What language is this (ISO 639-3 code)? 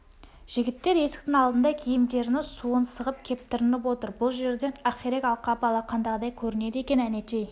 kaz